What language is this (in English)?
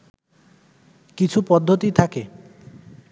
Bangla